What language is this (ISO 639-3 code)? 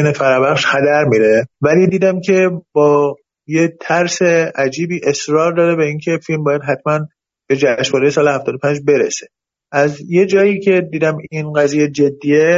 fas